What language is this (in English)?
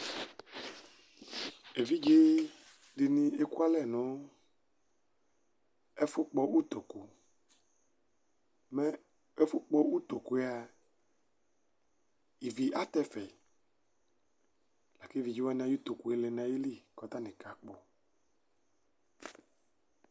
Ikposo